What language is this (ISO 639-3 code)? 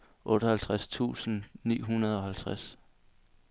dan